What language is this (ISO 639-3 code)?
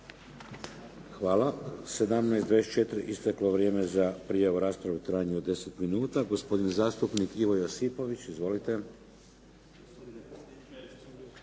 hrv